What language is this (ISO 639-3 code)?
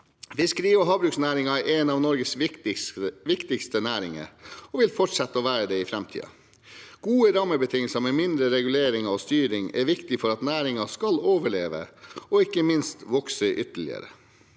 nor